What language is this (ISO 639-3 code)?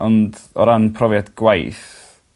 cym